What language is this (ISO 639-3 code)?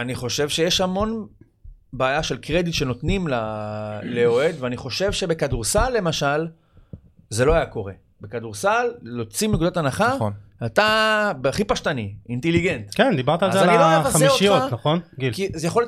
heb